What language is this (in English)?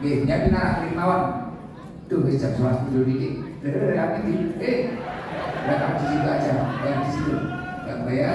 Indonesian